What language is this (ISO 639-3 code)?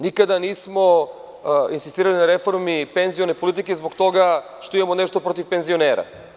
srp